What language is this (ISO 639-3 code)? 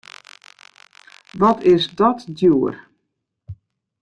fry